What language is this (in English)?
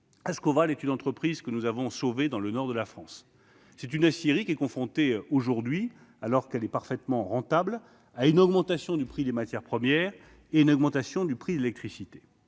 French